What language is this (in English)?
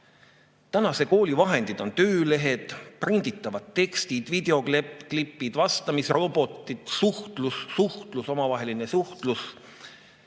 Estonian